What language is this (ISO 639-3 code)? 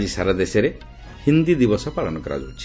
ori